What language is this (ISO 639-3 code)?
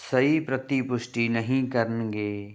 pan